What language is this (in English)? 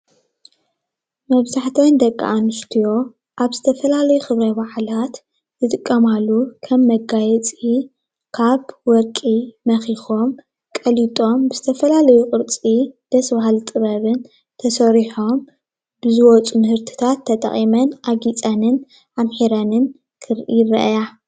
Tigrinya